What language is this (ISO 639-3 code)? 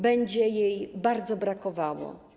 pol